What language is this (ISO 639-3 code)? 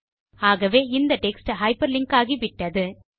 tam